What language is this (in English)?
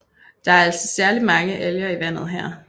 Danish